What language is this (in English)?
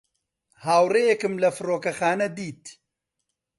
Central Kurdish